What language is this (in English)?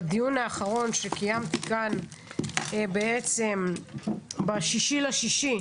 Hebrew